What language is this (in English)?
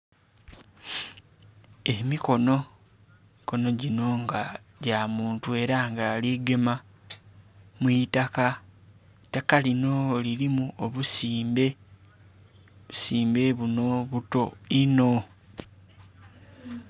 Soga